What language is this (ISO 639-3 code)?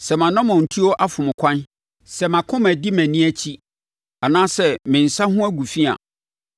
aka